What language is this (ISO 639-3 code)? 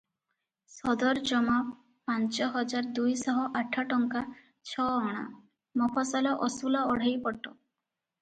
ori